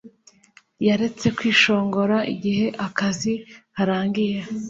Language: Kinyarwanda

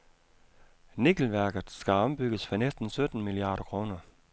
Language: Danish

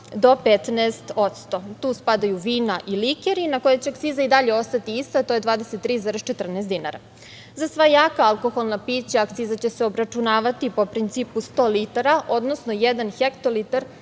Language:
Serbian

